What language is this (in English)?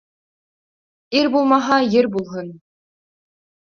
Bashkir